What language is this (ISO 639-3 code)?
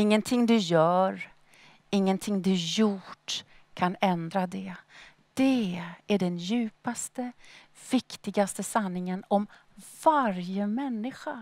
swe